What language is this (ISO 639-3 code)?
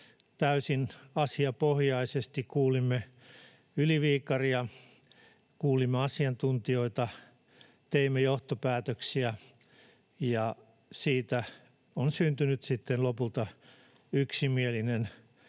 fin